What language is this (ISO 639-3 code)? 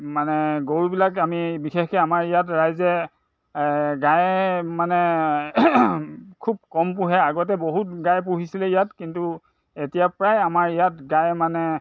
asm